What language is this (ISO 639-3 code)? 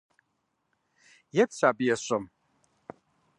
kbd